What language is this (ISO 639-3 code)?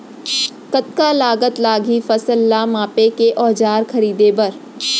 hne